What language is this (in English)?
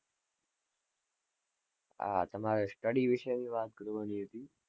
Gujarati